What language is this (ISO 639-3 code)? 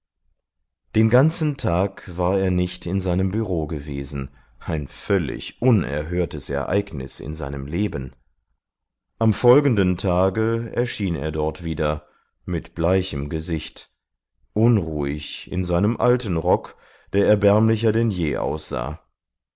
deu